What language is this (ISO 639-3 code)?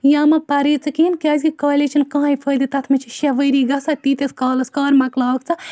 kas